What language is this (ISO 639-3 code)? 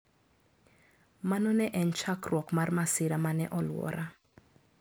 luo